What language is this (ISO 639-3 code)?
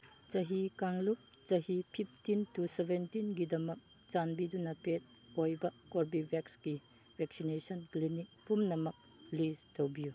mni